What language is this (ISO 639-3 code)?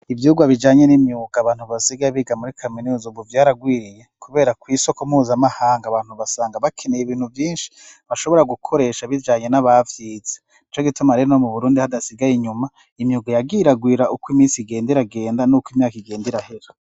run